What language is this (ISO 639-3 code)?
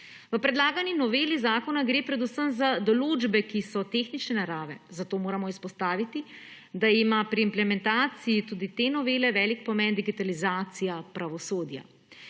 slv